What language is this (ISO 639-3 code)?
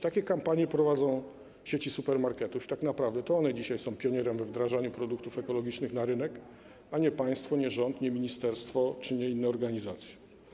pol